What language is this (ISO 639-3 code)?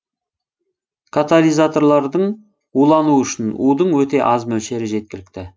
kaz